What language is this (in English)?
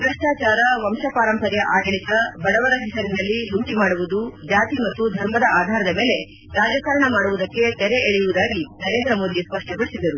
Kannada